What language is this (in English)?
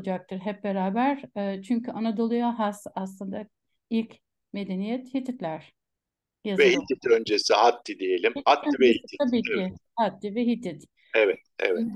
Turkish